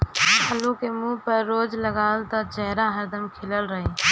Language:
Bhojpuri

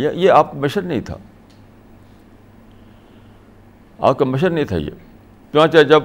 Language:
Urdu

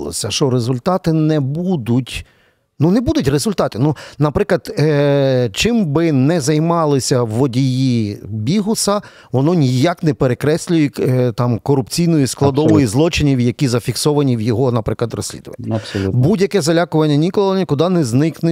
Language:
Ukrainian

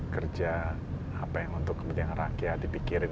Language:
Indonesian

